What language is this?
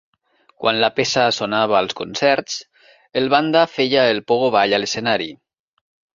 Catalan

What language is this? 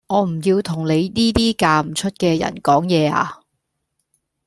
Cantonese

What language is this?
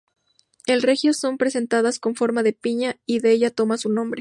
Spanish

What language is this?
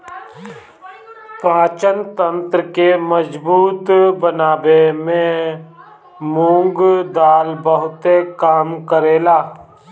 Bhojpuri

